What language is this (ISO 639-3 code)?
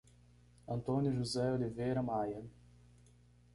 por